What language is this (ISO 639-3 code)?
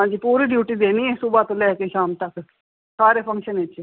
pan